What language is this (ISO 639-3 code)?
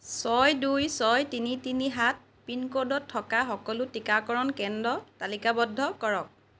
asm